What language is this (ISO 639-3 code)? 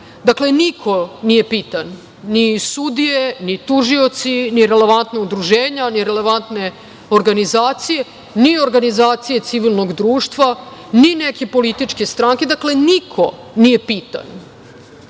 srp